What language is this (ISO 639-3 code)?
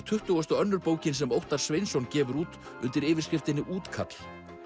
isl